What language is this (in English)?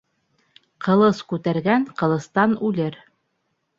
Bashkir